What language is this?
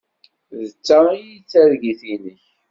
Kabyle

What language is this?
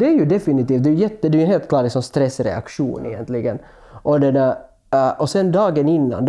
Swedish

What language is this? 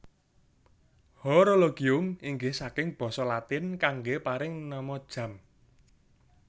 Javanese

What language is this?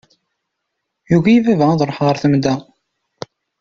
Kabyle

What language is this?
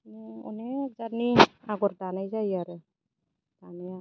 Bodo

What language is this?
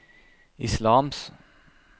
Norwegian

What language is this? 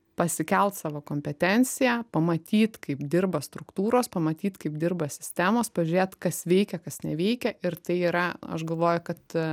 Lithuanian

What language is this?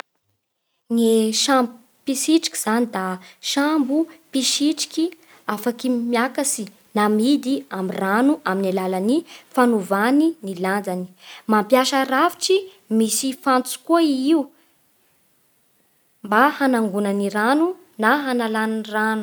Bara Malagasy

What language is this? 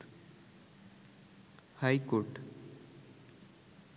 Bangla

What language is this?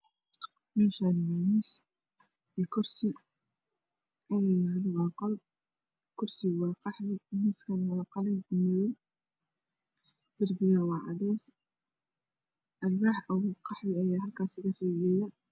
Somali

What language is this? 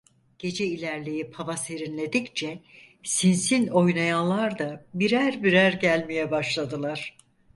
Turkish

